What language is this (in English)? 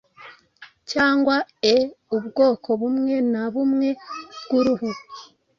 Kinyarwanda